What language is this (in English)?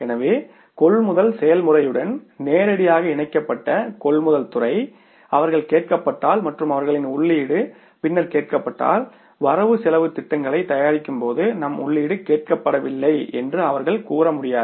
Tamil